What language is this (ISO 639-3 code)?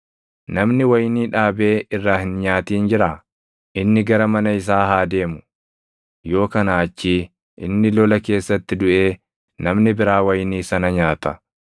orm